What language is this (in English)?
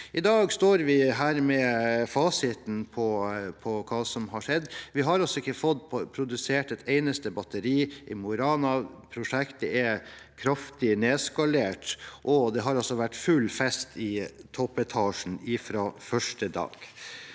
Norwegian